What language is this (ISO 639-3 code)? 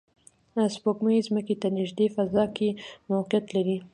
pus